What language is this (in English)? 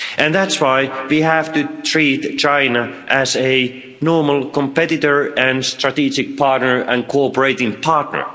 English